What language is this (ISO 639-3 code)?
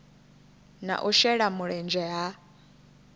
ven